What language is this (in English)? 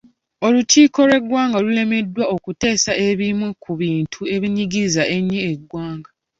Ganda